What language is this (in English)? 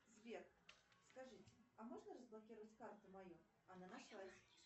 Russian